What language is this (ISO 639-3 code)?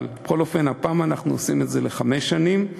heb